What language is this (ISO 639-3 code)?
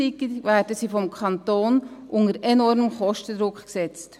gsw